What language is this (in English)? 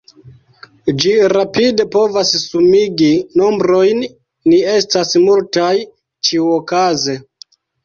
Esperanto